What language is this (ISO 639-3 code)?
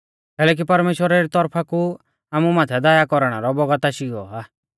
bfz